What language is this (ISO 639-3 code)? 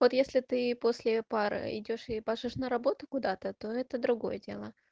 rus